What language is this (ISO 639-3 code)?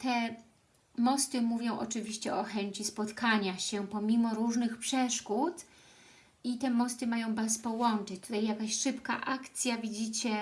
pol